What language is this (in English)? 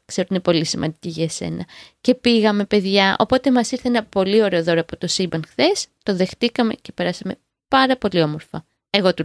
Greek